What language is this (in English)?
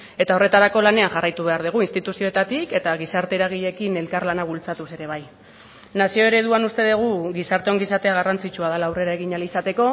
Basque